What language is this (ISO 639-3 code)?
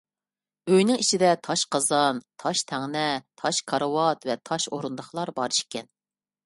uig